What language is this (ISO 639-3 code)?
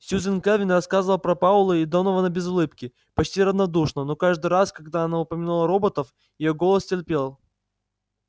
rus